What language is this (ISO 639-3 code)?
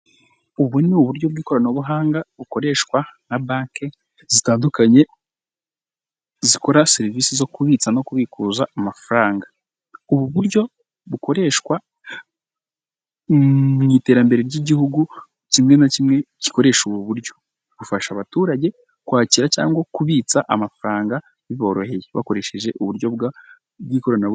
kin